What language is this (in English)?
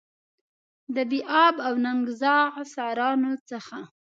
Pashto